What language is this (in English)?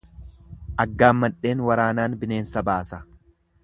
Oromo